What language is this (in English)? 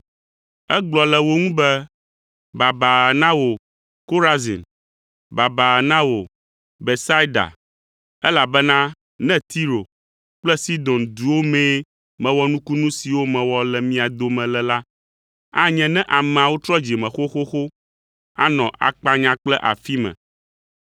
Ewe